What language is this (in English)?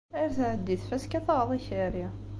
Kabyle